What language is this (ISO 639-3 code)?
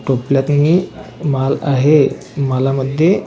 mar